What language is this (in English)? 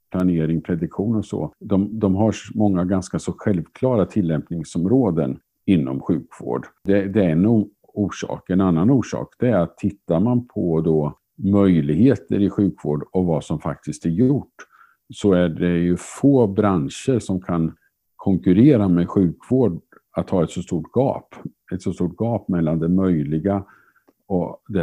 Swedish